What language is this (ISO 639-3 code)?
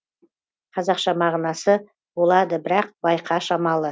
kaz